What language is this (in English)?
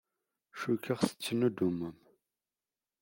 Kabyle